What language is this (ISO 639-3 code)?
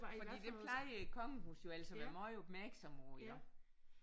dan